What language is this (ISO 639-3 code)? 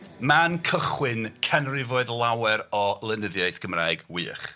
cym